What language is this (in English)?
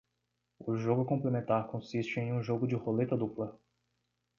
Portuguese